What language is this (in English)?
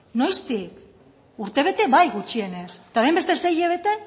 Basque